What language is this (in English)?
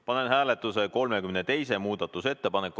Estonian